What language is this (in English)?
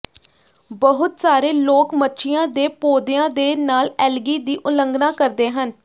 Punjabi